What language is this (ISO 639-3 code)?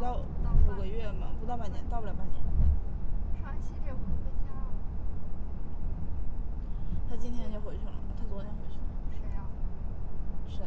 zho